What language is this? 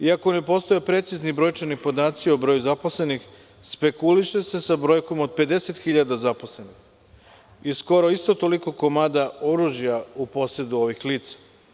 Serbian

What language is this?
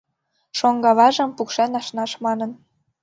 Mari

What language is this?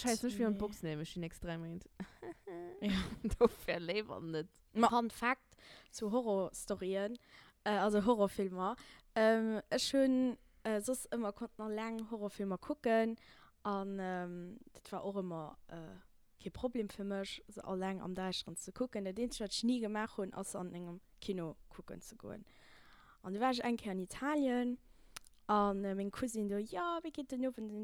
German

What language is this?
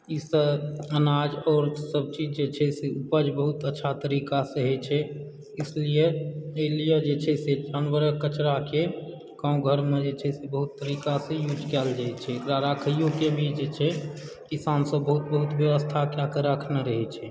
Maithili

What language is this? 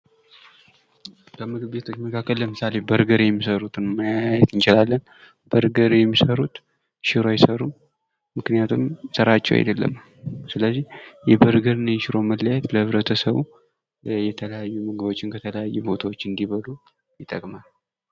Amharic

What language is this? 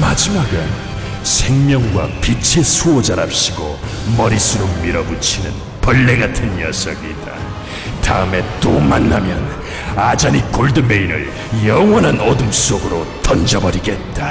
Korean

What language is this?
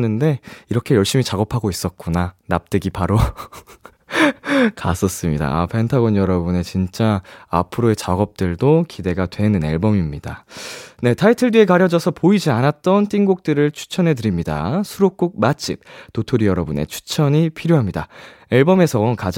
Korean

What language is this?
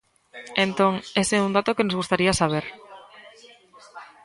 Galician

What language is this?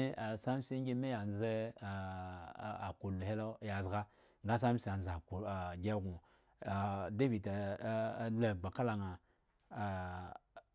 Eggon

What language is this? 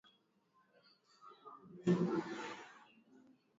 Swahili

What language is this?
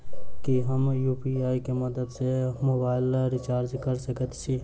Maithili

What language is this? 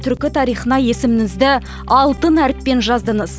Kazakh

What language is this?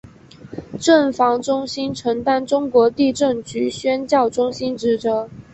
Chinese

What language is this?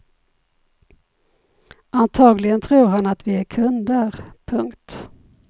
Swedish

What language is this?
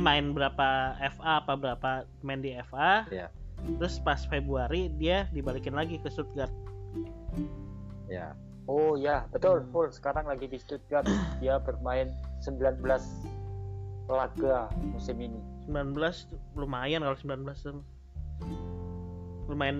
Indonesian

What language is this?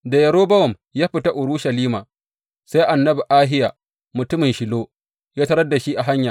Hausa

